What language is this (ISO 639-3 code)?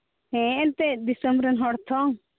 sat